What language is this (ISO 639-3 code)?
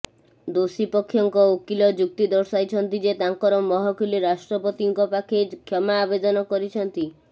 ori